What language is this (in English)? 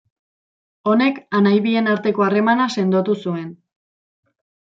Basque